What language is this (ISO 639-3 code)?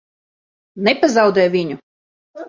lav